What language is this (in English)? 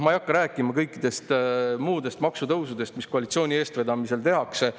Estonian